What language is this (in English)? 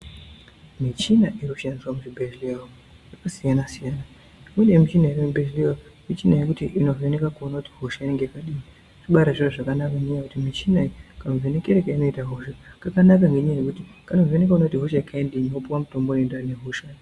Ndau